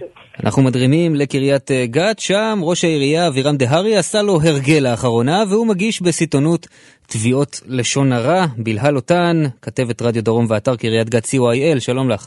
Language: Hebrew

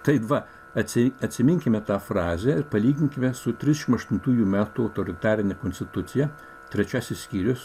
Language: Lithuanian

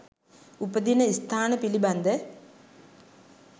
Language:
Sinhala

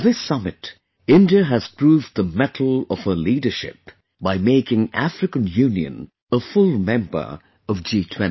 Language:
English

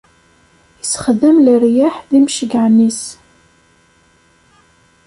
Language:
Kabyle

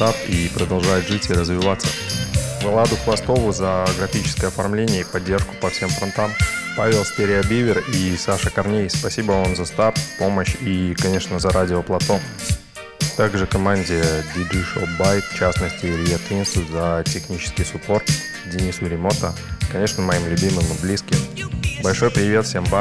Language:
Russian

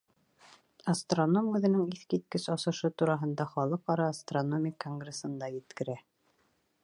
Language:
Bashkir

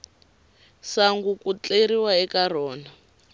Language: Tsonga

